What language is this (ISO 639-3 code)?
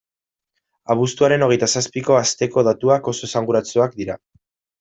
eus